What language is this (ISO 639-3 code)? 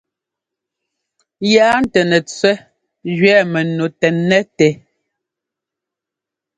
jgo